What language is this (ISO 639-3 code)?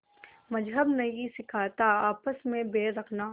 hin